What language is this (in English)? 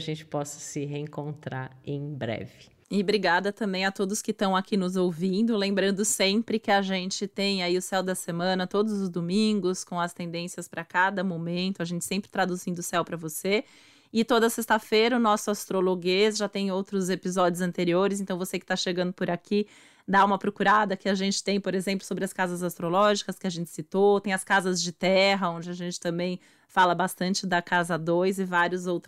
Portuguese